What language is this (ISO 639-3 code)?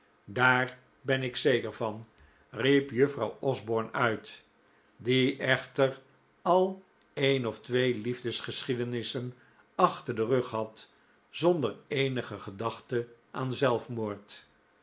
nld